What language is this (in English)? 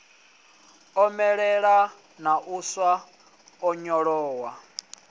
Venda